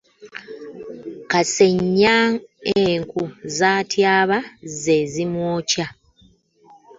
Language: Ganda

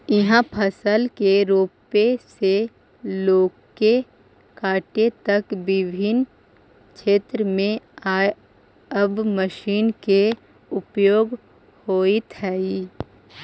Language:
Magahi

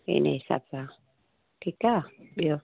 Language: Sindhi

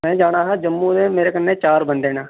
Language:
Dogri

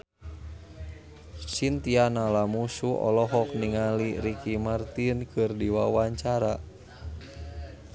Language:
Sundanese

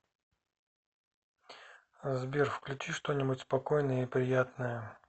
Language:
Russian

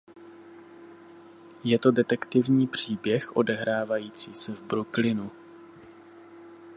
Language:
Czech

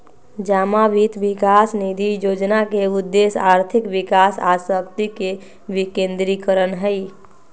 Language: Magahi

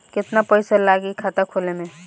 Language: Bhojpuri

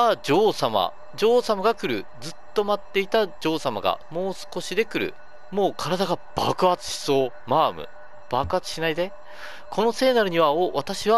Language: Japanese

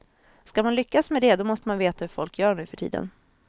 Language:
Swedish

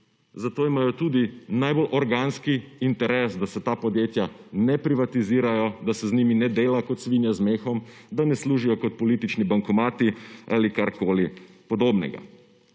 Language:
Slovenian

